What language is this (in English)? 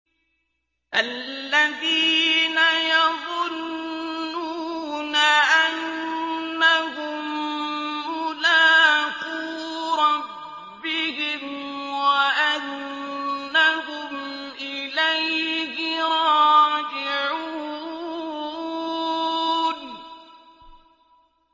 Arabic